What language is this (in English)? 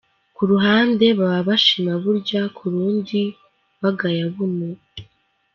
Kinyarwanda